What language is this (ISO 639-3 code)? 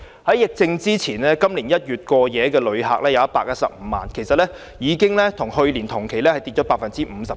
yue